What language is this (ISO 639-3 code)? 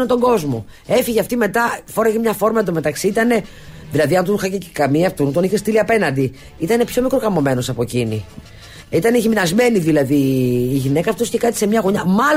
ell